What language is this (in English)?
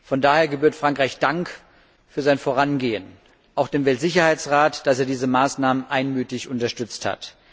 German